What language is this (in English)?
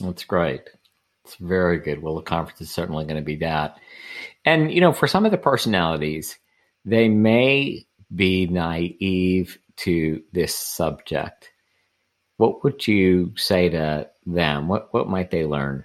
English